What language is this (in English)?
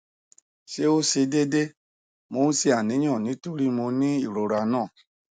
Yoruba